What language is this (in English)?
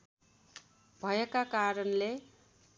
Nepali